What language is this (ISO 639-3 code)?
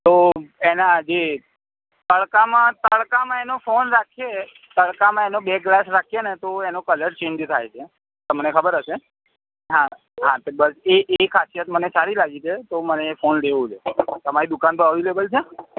guj